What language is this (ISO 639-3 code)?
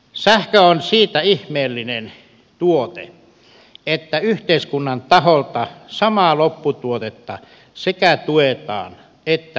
fin